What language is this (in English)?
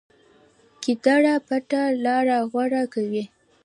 Pashto